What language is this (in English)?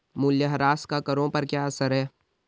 Hindi